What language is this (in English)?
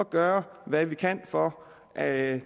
Danish